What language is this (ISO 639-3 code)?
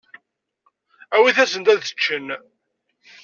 kab